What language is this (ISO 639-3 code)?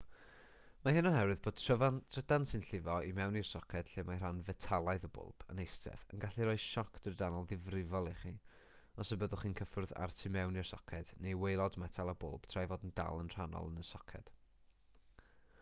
cym